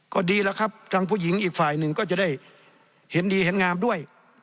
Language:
Thai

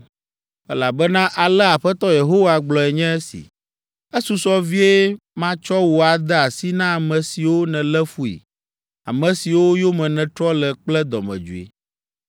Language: Ewe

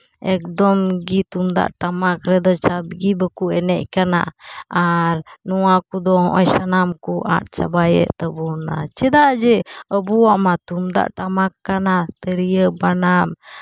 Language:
Santali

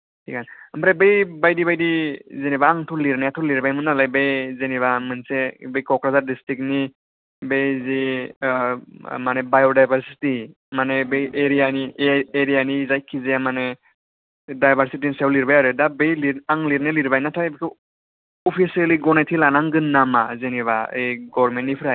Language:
Bodo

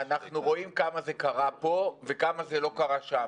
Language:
Hebrew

